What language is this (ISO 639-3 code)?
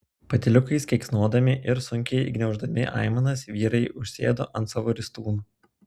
lit